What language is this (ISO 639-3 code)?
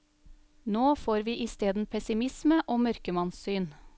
nor